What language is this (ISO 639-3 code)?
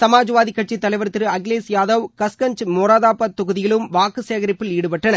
tam